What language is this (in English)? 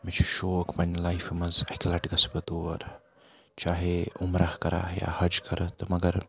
Kashmiri